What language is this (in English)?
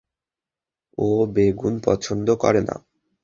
Bangla